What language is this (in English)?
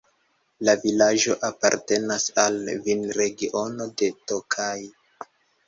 Esperanto